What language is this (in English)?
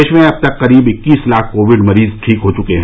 Hindi